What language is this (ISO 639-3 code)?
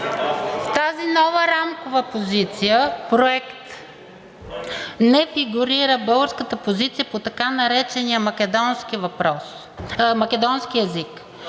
bul